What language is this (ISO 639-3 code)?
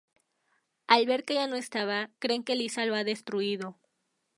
spa